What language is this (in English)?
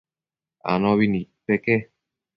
Matsés